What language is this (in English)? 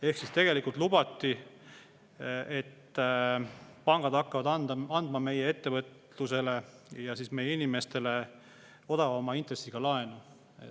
Estonian